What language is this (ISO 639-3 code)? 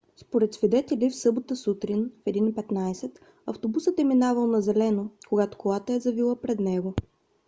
bul